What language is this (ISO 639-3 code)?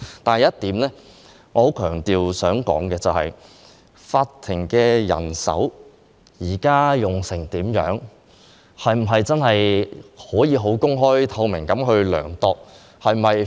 yue